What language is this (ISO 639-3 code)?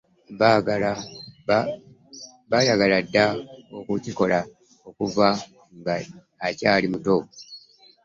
lug